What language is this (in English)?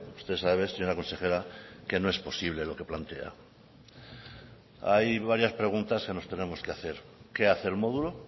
Spanish